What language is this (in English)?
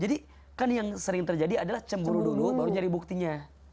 Indonesian